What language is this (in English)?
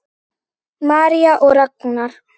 Icelandic